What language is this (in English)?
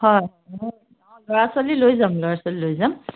Assamese